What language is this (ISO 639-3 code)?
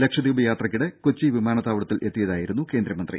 mal